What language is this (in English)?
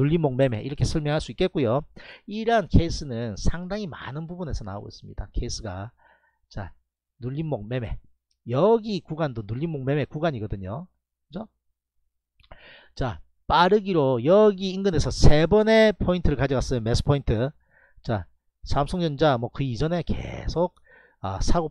Korean